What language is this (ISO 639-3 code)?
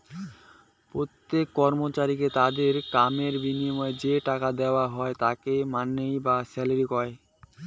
ben